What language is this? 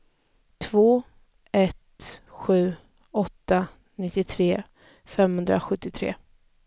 Swedish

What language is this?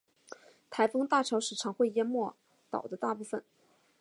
Chinese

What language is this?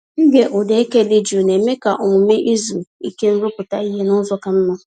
Igbo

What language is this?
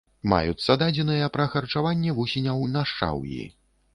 Belarusian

